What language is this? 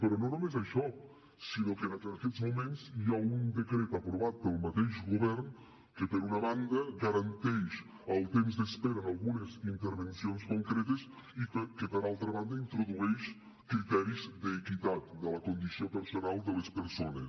Catalan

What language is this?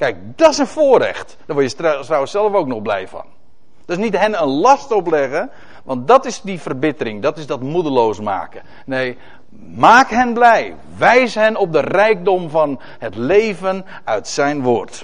Dutch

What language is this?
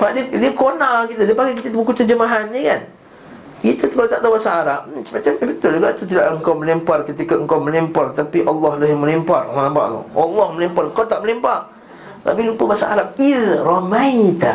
Malay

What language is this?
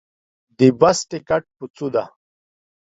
Pashto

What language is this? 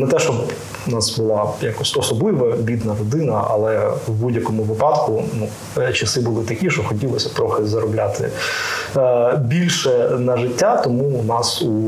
Ukrainian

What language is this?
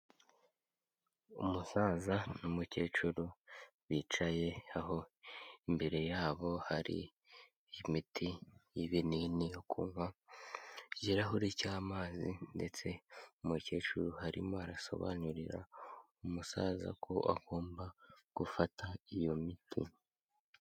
Kinyarwanda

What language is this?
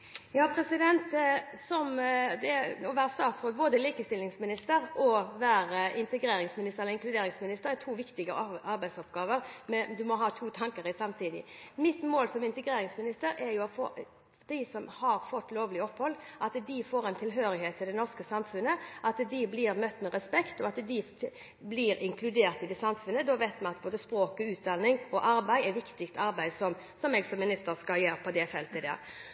Norwegian Bokmål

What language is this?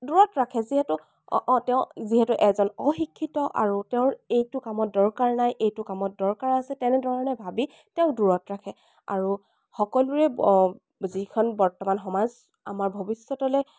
Assamese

